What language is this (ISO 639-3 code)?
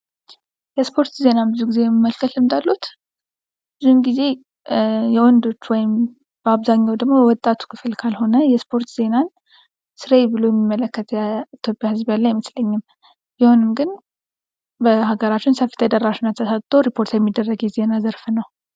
amh